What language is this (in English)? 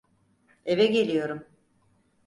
Turkish